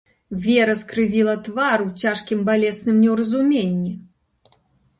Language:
Belarusian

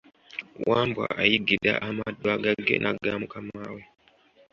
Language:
Ganda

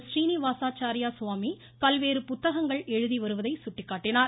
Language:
Tamil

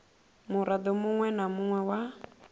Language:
Venda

